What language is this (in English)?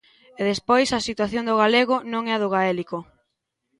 Galician